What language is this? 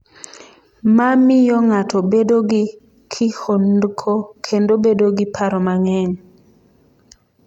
Luo (Kenya and Tanzania)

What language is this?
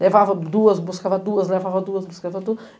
Portuguese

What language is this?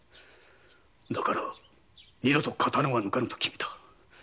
Japanese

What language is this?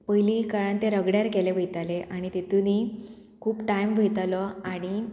Konkani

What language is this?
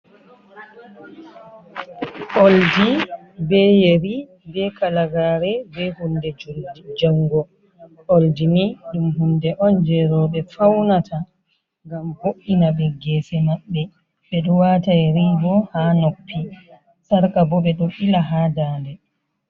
Fula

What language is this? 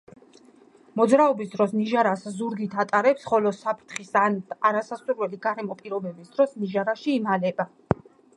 Georgian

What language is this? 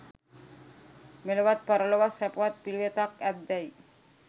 Sinhala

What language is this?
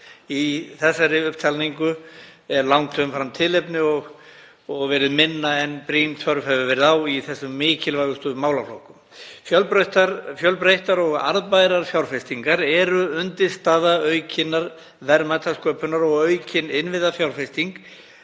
Icelandic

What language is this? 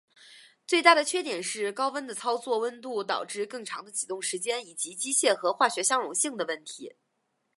Chinese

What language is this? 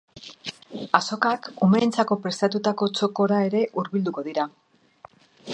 Basque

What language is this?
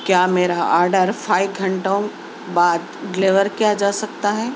Urdu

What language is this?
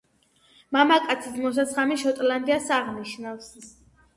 Georgian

